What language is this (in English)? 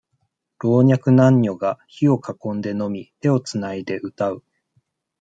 Japanese